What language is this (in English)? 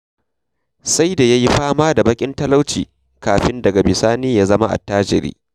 Hausa